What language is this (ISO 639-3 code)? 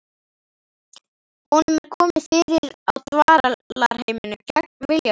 isl